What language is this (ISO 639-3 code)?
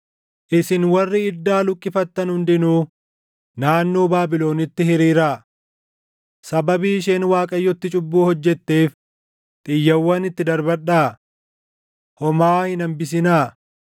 orm